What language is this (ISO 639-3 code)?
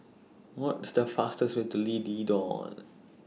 eng